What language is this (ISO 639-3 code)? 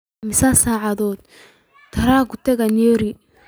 som